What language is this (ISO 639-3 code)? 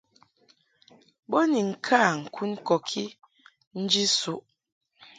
mhk